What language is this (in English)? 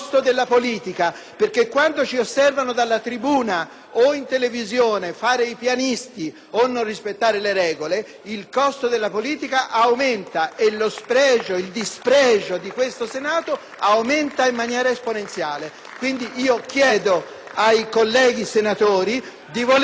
Italian